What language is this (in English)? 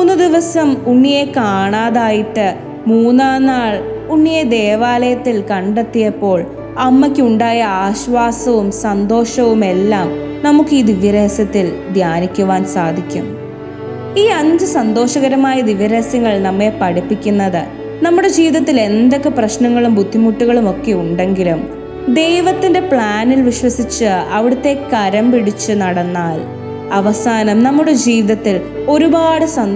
Malayalam